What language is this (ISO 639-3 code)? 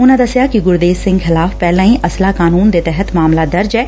pan